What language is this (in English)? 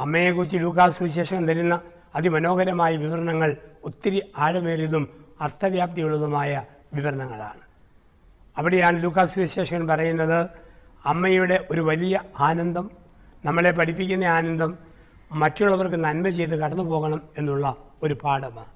Malayalam